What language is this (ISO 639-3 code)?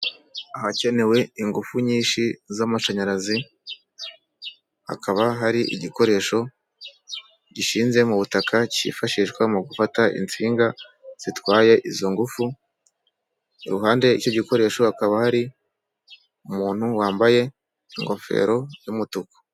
kin